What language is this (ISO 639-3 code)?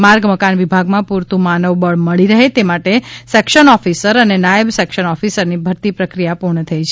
guj